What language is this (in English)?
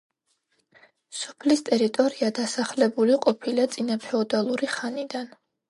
Georgian